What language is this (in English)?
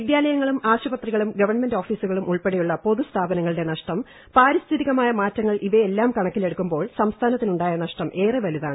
Malayalam